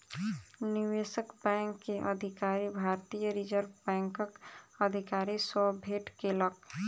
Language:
Maithili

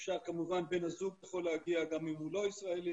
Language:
Hebrew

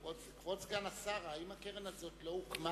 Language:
Hebrew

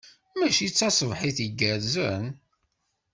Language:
Kabyle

